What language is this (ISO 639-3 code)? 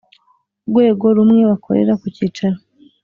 kin